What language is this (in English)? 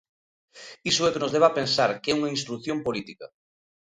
Galician